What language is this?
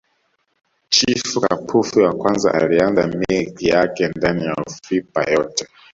Swahili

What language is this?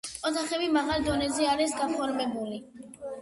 Georgian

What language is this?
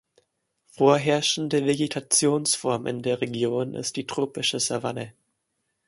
German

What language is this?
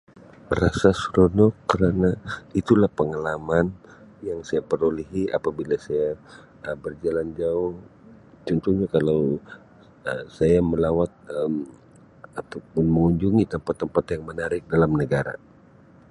Sabah Malay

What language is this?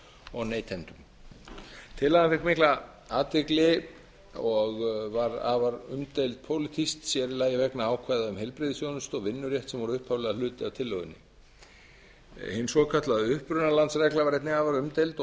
Icelandic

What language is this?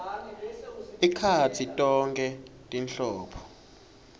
Swati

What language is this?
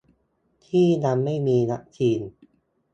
Thai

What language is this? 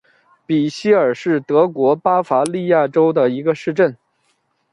Chinese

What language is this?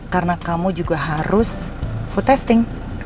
Indonesian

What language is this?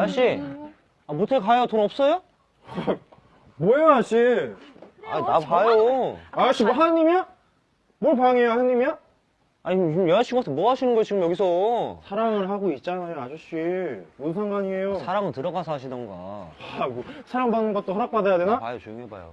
Korean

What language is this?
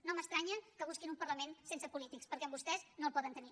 Catalan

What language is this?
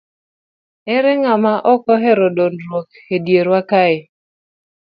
Luo (Kenya and Tanzania)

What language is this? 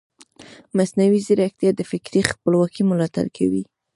Pashto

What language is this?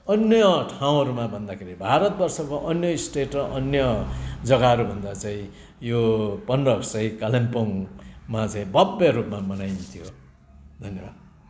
Nepali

